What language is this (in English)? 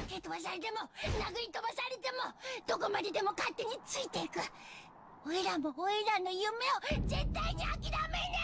Japanese